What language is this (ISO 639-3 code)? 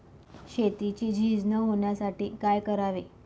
mar